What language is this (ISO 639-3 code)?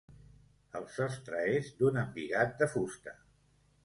cat